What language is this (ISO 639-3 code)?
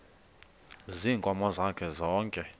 xho